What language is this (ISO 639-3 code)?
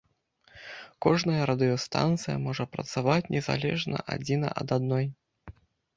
bel